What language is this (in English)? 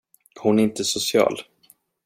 Swedish